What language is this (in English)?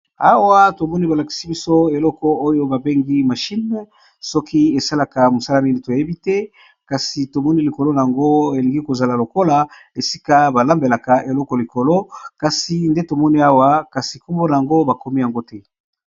Lingala